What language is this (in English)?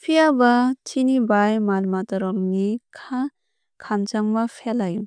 Kok Borok